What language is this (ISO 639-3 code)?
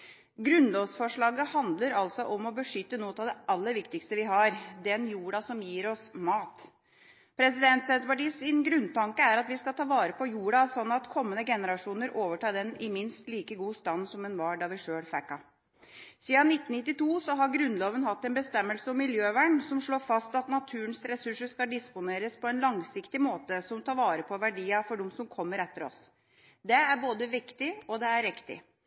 nob